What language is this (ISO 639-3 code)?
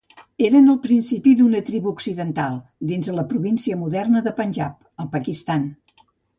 cat